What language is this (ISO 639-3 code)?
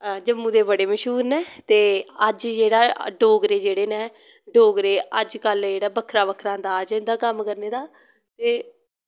doi